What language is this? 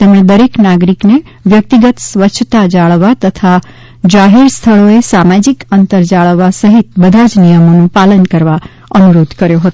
Gujarati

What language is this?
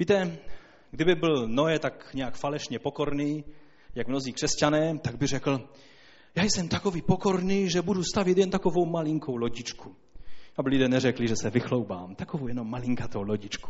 Czech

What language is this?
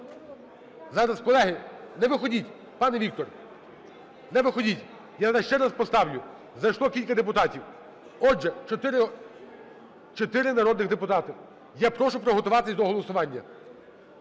Ukrainian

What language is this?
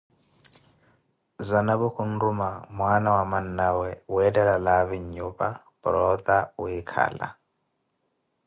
Koti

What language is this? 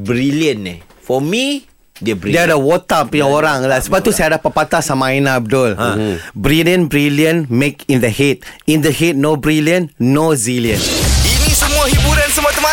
Malay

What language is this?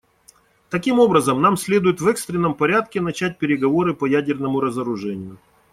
Russian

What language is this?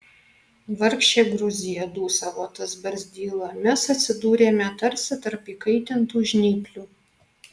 Lithuanian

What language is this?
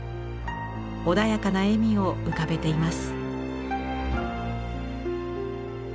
Japanese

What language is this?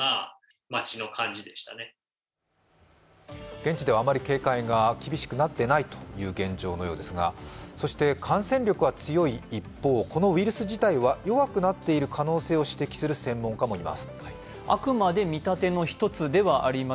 Japanese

